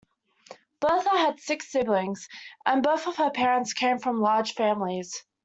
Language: English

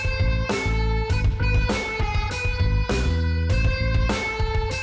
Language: Indonesian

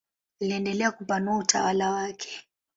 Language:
Swahili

